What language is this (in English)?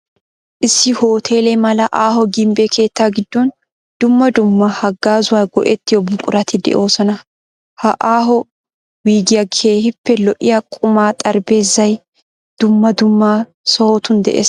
Wolaytta